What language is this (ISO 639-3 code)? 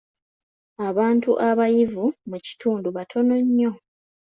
lug